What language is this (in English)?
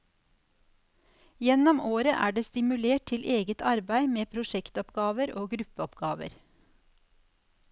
Norwegian